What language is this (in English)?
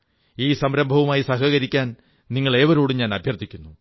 Malayalam